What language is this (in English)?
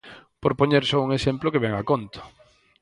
Galician